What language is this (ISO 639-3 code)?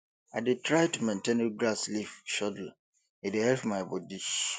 pcm